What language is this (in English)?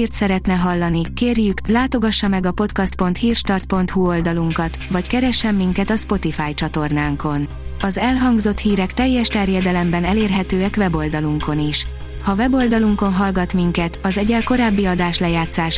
Hungarian